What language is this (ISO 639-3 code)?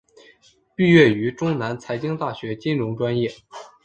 zho